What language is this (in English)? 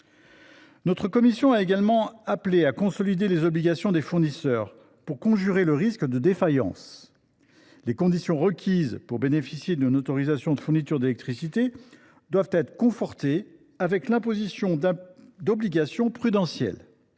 French